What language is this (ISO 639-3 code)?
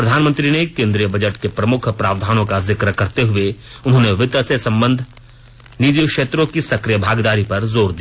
hin